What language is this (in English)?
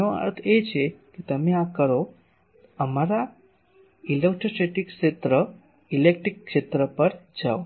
Gujarati